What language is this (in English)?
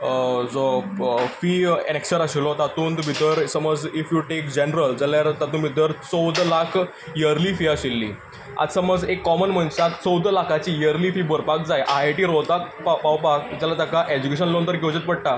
Konkani